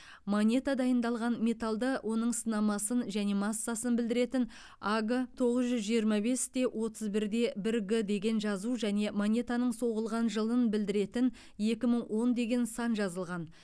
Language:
Kazakh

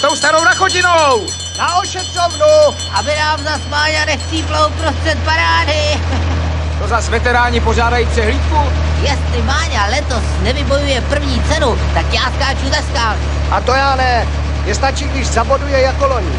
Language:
Czech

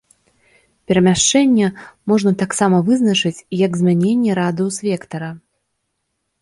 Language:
Belarusian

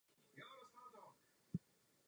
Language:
Czech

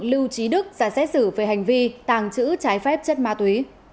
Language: Vietnamese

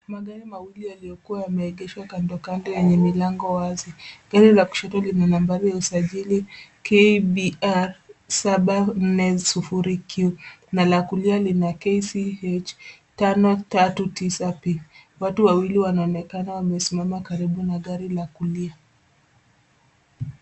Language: Swahili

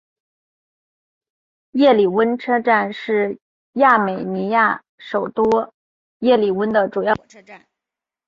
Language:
Chinese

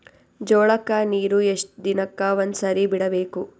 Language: Kannada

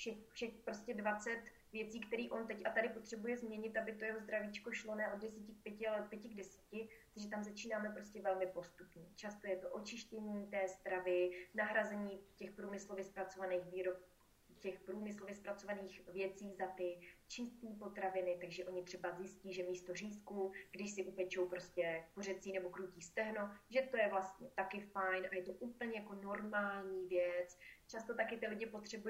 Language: Czech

